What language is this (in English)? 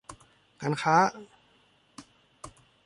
Thai